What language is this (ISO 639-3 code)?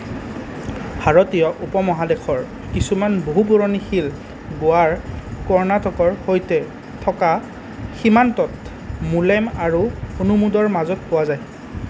asm